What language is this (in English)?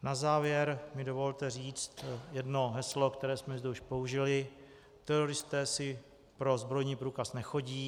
Czech